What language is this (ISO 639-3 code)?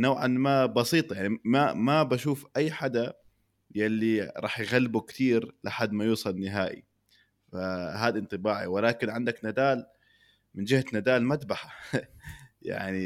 ara